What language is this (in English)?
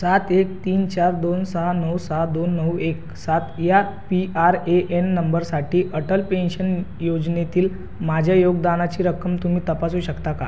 Marathi